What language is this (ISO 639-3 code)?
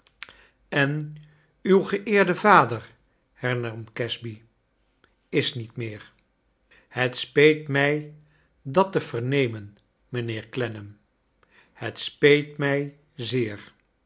nld